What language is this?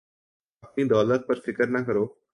Urdu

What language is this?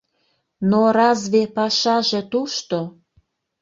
Mari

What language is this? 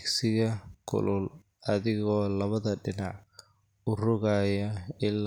Somali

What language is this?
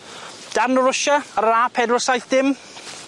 Welsh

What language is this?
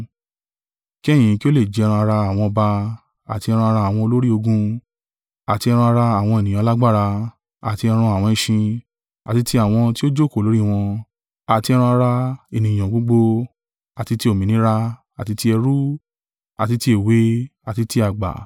Yoruba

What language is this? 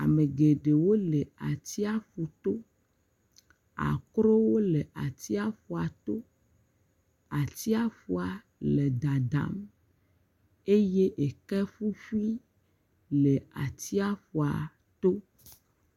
Ewe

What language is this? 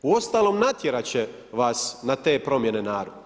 Croatian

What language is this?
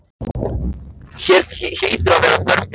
Icelandic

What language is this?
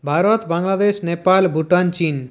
Bangla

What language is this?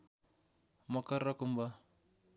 Nepali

